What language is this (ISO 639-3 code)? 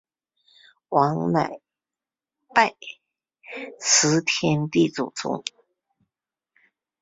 zho